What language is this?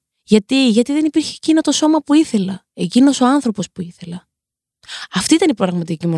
Greek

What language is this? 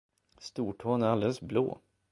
Swedish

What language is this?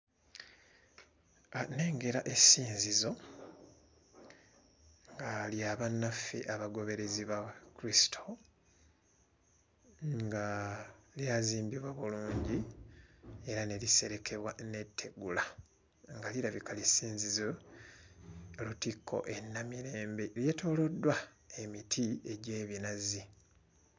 Ganda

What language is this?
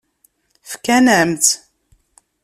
Kabyle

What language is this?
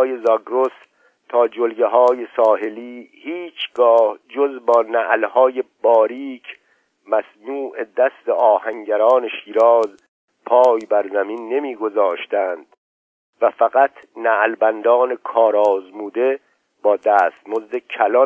Persian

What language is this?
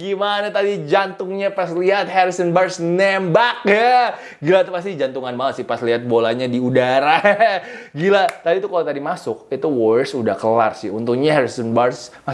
Indonesian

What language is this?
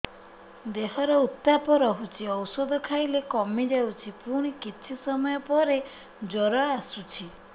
Odia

